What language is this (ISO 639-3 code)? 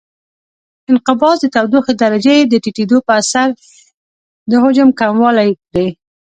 pus